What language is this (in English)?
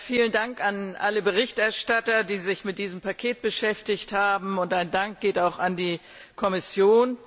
German